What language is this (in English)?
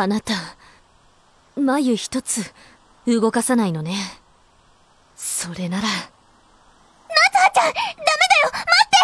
Japanese